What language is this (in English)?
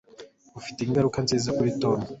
Kinyarwanda